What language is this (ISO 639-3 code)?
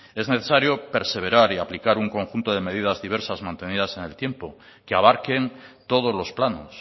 spa